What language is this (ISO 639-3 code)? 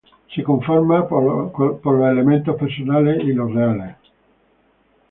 spa